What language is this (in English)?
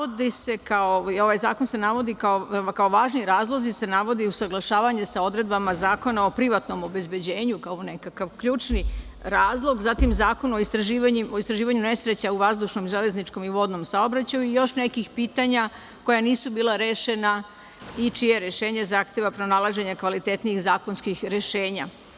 Serbian